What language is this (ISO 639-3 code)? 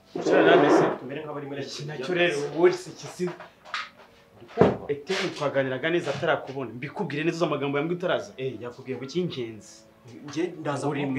ron